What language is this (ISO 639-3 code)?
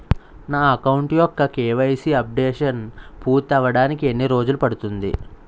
tel